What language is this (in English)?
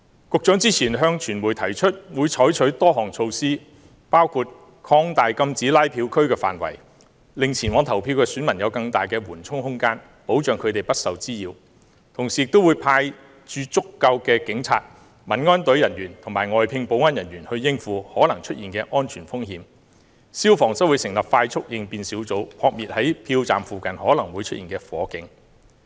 Cantonese